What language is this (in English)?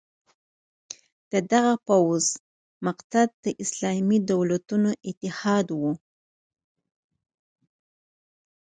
Pashto